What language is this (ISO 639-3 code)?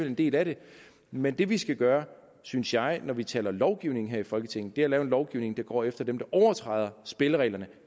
dan